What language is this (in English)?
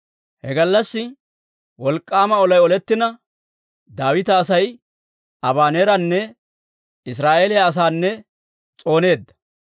Dawro